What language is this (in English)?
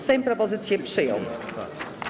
Polish